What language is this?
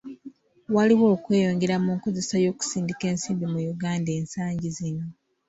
Ganda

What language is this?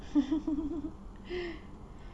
English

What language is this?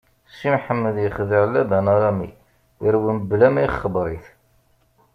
Kabyle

